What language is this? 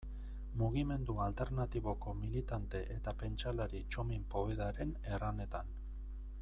Basque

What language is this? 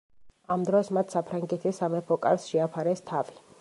Georgian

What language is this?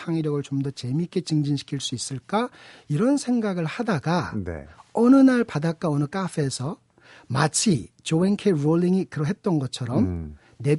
Korean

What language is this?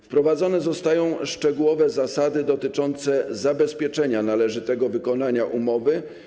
Polish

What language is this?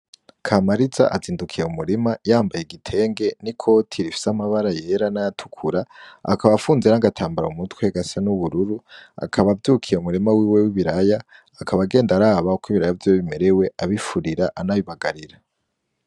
Rundi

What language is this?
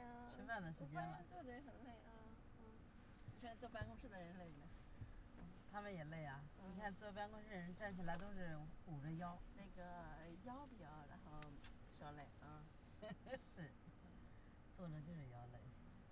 Chinese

